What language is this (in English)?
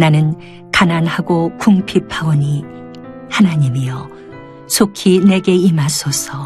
Korean